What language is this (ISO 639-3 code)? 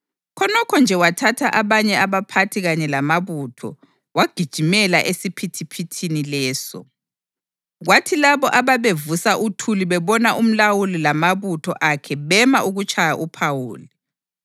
nde